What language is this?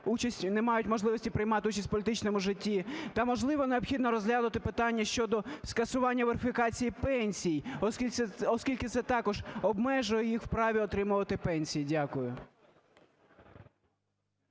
Ukrainian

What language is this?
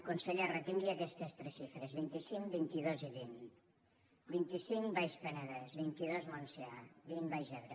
Catalan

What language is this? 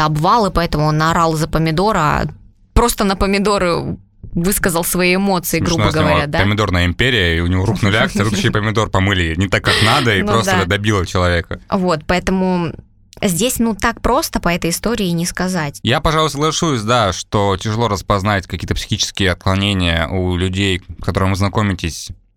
Russian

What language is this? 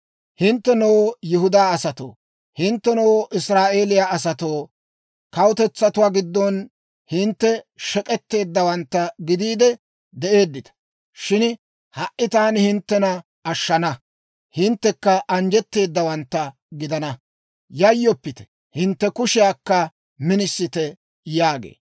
Dawro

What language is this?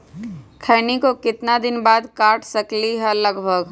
Magahi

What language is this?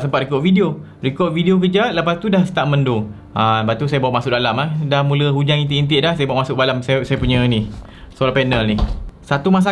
Malay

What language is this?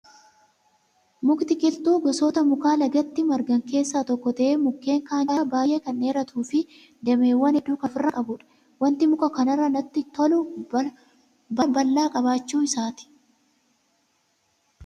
Oromo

